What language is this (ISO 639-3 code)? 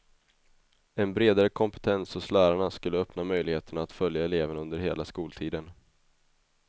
swe